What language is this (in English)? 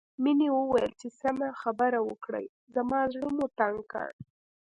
Pashto